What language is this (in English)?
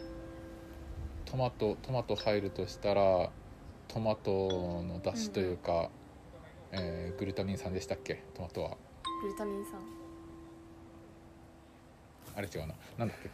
Japanese